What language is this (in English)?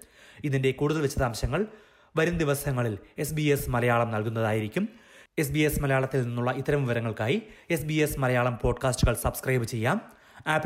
Malayalam